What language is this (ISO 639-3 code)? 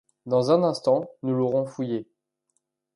fra